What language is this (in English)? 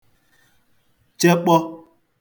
Igbo